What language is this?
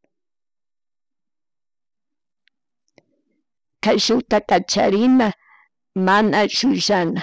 Chimborazo Highland Quichua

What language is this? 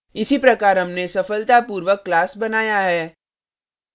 Hindi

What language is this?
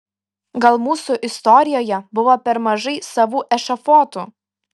Lithuanian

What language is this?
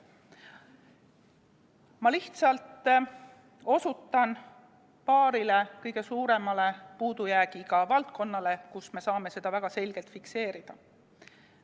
Estonian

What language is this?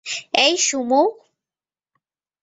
Bangla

